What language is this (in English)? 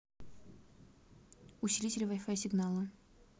Russian